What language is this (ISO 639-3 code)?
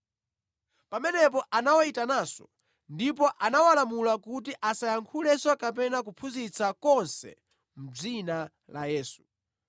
nya